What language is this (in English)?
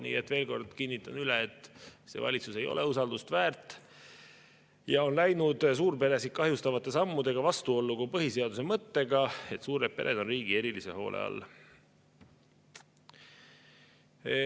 Estonian